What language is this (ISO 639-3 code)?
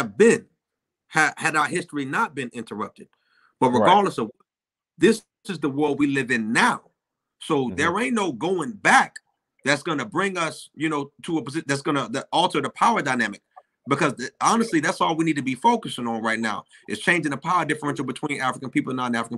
eng